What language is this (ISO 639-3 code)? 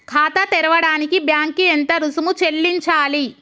tel